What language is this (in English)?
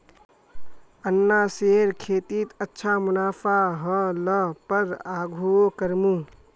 Magahi